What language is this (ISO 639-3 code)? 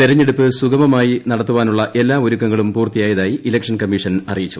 mal